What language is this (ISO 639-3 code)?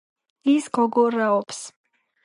kat